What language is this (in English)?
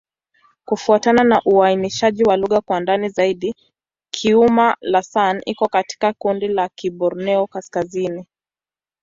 Swahili